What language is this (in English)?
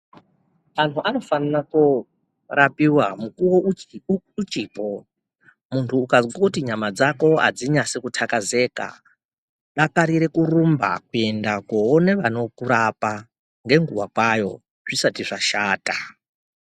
Ndau